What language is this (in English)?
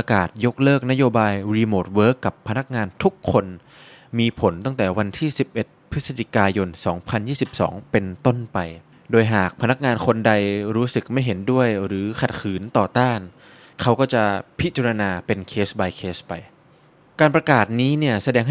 Thai